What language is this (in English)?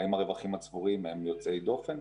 Hebrew